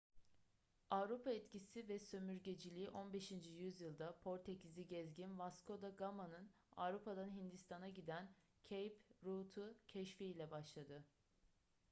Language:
Turkish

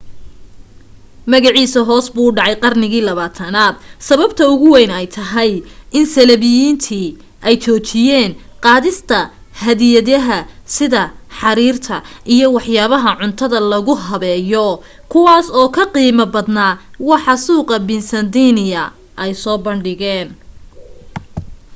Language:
Somali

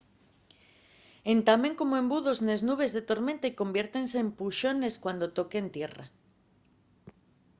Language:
Asturian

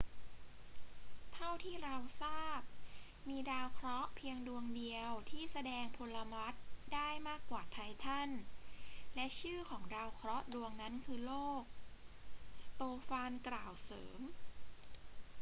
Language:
Thai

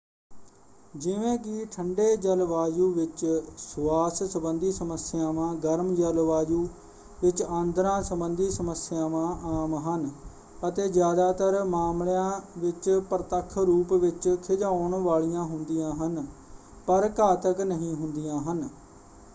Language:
Punjabi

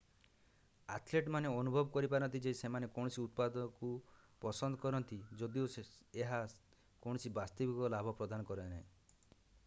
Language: Odia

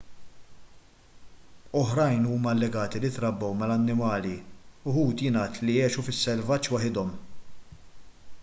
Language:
Maltese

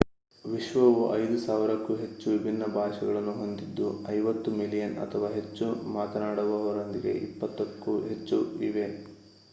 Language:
Kannada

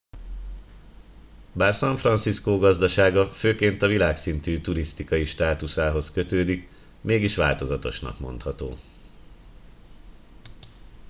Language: Hungarian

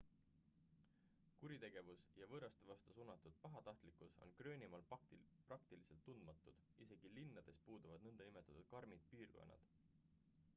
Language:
Estonian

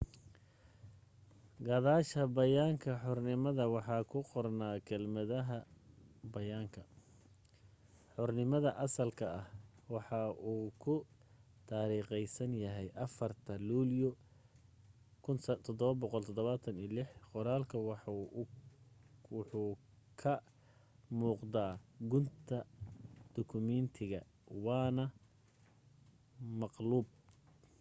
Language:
Somali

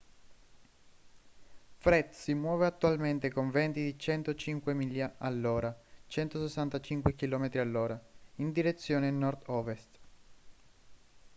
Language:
Italian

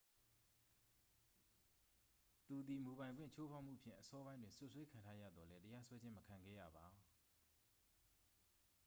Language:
Burmese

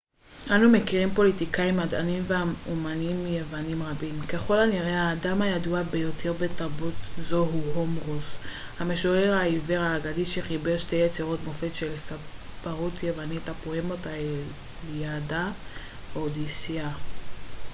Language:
Hebrew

